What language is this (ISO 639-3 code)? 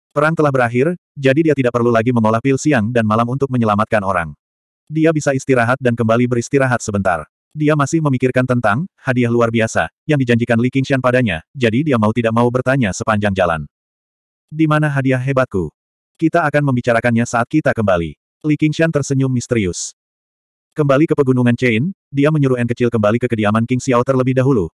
ind